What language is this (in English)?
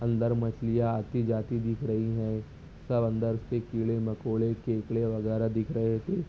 Urdu